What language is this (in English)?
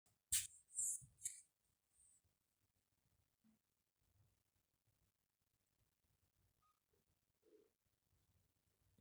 Masai